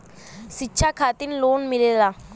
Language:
Bhojpuri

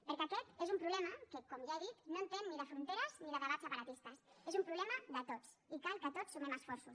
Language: Catalan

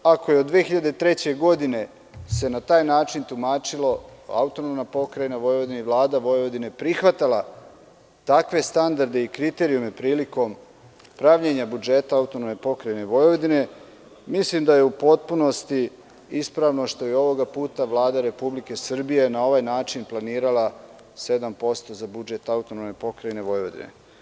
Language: Serbian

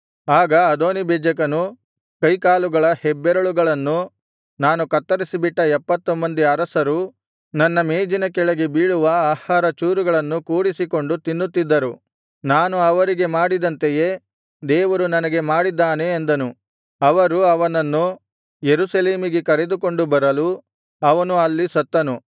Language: Kannada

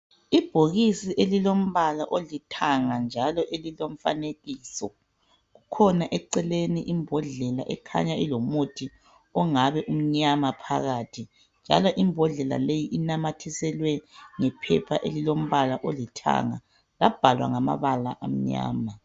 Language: North Ndebele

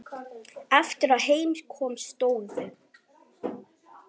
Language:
Icelandic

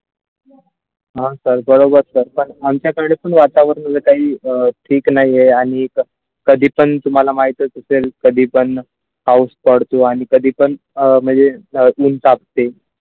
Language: Marathi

